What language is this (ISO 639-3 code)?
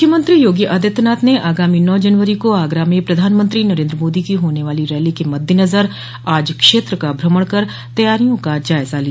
hin